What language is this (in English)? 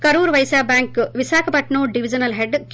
Telugu